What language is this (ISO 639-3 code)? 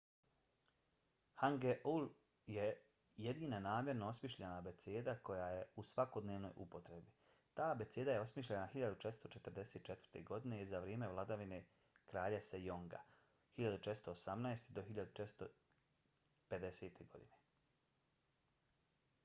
bos